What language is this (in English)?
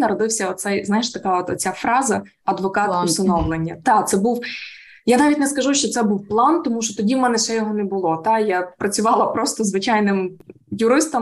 Ukrainian